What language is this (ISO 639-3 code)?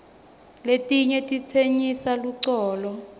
ssw